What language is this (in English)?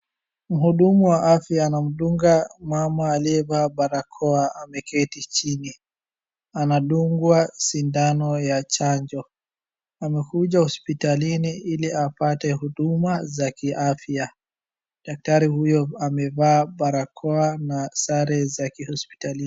Swahili